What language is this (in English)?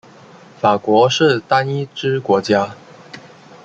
Chinese